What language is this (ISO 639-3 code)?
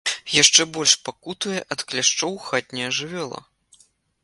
bel